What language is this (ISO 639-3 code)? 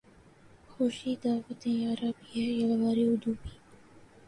urd